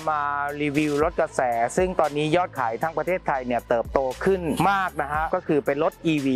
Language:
Thai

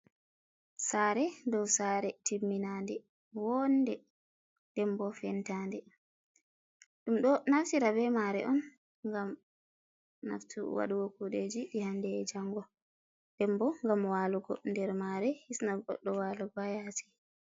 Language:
Fula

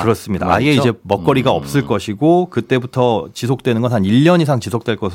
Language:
Korean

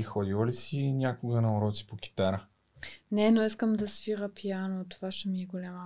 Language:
Bulgarian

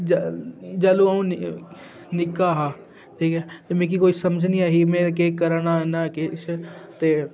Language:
Dogri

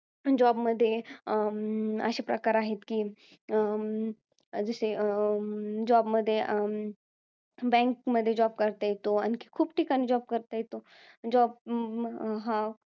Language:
Marathi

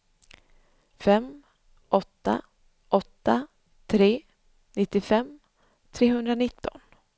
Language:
Swedish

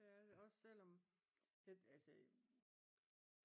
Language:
Danish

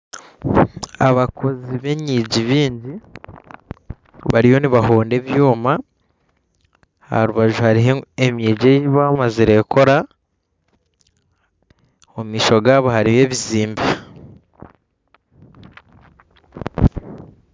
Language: Nyankole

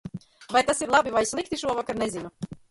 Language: Latvian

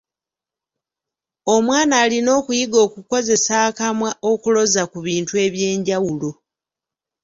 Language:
Ganda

